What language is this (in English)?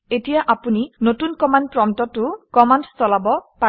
Assamese